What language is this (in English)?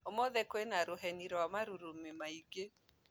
Kikuyu